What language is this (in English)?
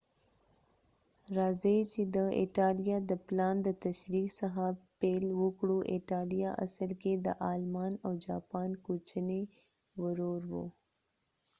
Pashto